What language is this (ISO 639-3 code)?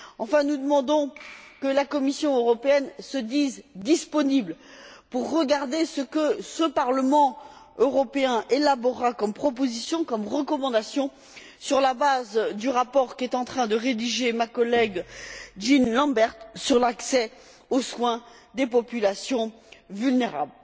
fra